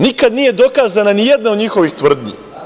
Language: Serbian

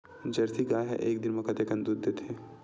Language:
Chhattisgarhi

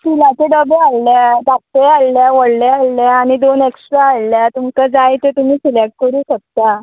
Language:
Konkani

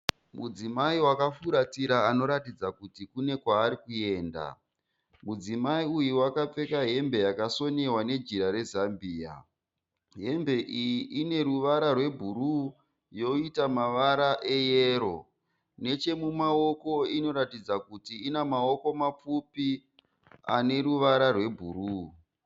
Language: Shona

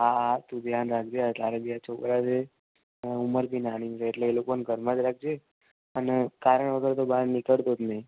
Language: Gujarati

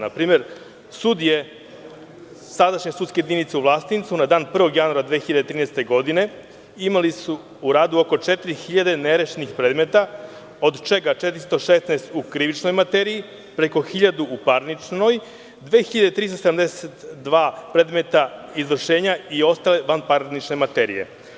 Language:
Serbian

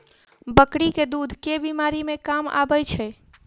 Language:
Maithili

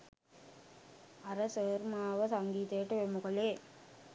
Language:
Sinhala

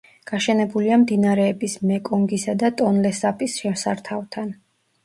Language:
Georgian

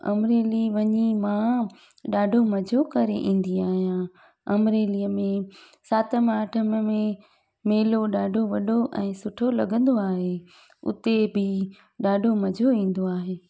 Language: Sindhi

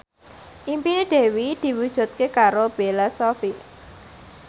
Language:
Javanese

